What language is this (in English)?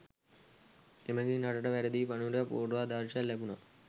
Sinhala